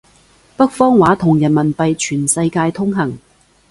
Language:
Cantonese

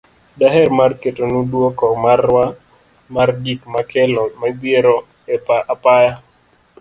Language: Luo (Kenya and Tanzania)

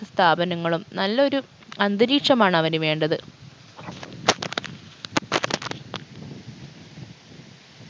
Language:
Malayalam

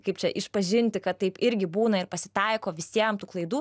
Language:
Lithuanian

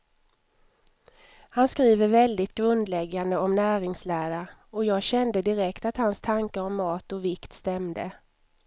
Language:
Swedish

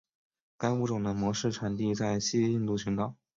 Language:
Chinese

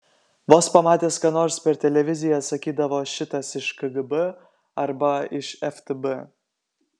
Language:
Lithuanian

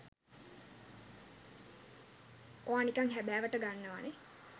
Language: Sinhala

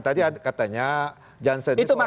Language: Indonesian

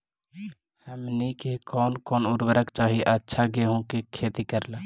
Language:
Magahi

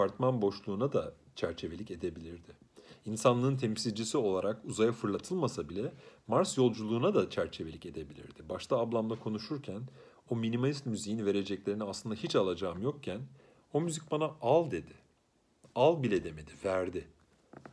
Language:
Turkish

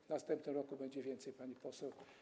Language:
Polish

